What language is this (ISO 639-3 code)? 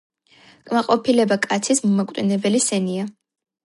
kat